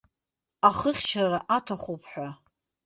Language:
Abkhazian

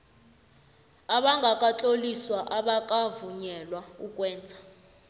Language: South Ndebele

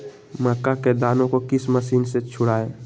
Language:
Magahi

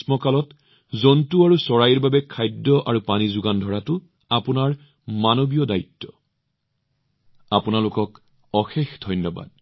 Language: Assamese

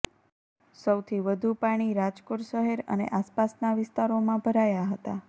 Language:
Gujarati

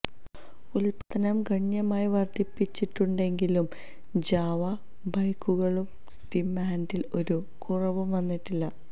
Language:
Malayalam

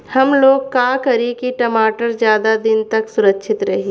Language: Bhojpuri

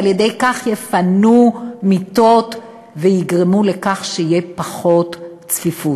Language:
Hebrew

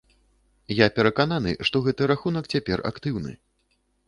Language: Belarusian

